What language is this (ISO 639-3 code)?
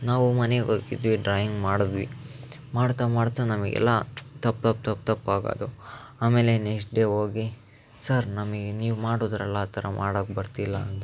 kan